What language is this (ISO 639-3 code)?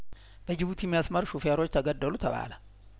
amh